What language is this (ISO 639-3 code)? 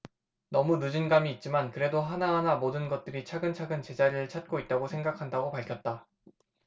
kor